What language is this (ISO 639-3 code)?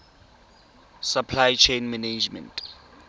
tsn